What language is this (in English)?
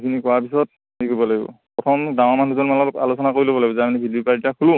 Assamese